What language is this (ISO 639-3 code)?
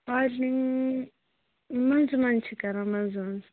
kas